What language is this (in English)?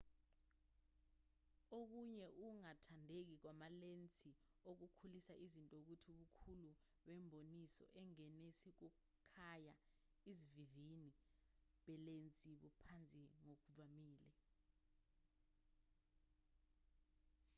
Zulu